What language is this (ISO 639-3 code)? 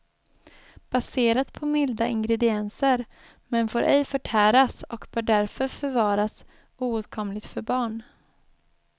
swe